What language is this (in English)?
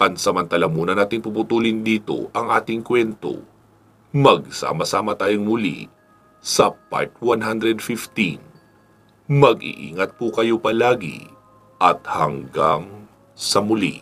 Filipino